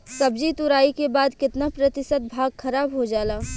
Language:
Bhojpuri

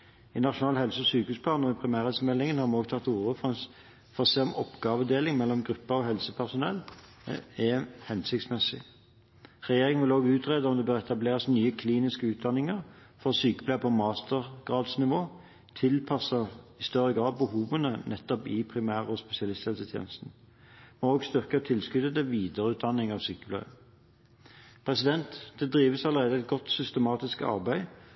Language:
Norwegian Bokmål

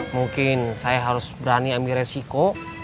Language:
Indonesian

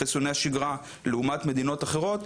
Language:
Hebrew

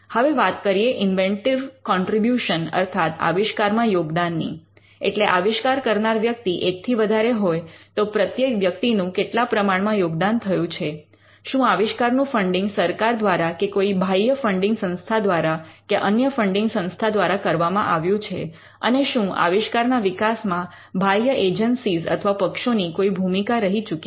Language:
Gujarati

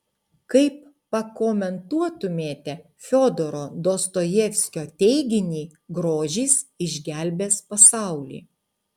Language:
Lithuanian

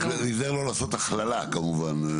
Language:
Hebrew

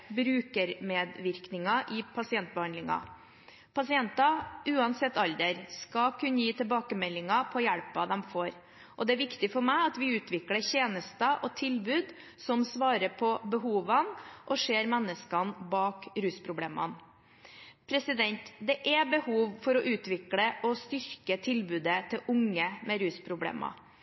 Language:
Norwegian Bokmål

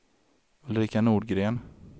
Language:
Swedish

